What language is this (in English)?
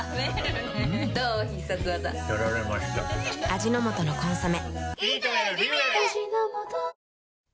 Japanese